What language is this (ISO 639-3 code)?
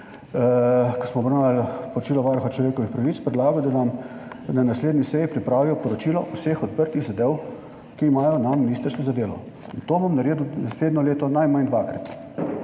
slv